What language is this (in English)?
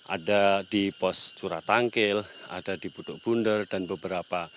Indonesian